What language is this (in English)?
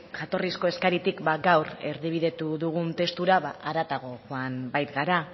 Basque